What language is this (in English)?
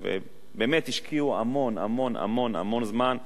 Hebrew